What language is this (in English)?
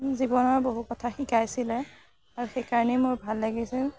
Assamese